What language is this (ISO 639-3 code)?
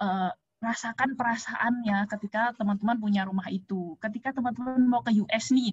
ind